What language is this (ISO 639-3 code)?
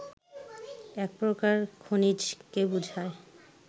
ben